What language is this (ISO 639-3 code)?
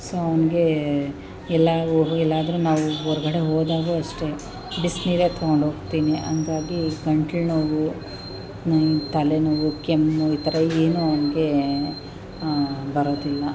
kan